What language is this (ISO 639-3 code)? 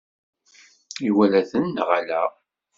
kab